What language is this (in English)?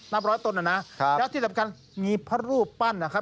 Thai